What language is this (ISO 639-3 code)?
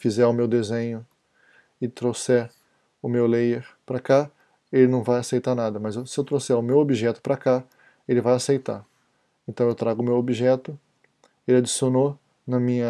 por